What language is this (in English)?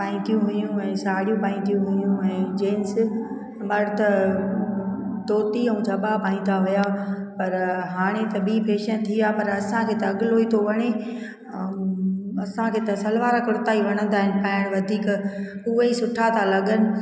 Sindhi